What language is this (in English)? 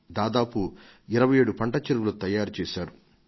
Telugu